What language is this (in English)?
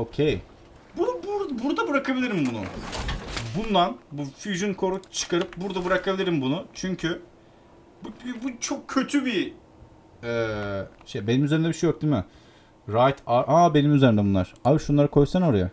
Turkish